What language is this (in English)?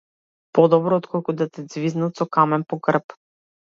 Macedonian